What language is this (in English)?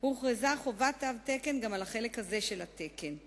Hebrew